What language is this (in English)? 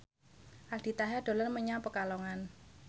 Javanese